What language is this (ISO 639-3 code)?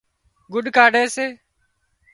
kxp